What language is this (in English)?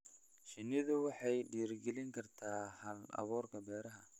Somali